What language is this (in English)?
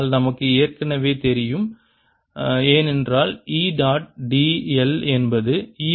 Tamil